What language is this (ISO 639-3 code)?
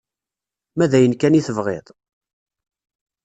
kab